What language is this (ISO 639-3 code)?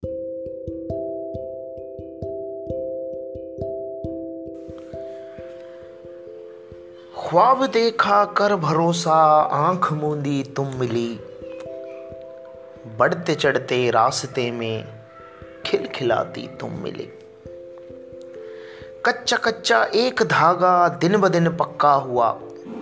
hin